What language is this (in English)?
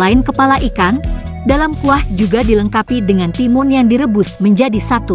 Indonesian